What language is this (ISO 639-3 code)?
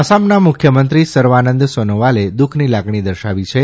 guj